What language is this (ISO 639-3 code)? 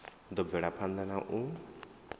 ven